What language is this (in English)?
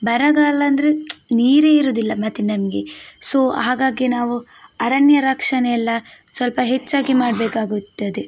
Kannada